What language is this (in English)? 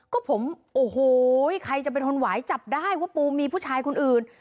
Thai